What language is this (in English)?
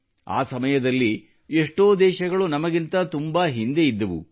Kannada